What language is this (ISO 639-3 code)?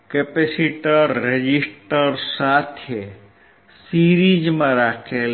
guj